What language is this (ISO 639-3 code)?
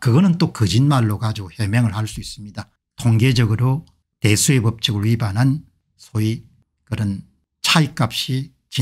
kor